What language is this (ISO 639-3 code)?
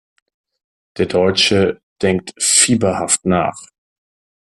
deu